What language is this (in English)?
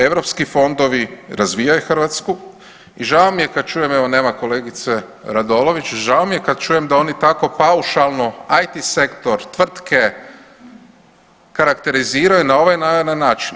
Croatian